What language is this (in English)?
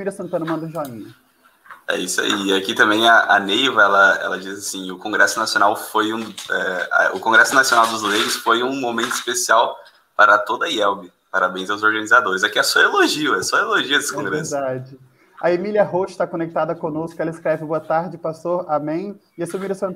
Portuguese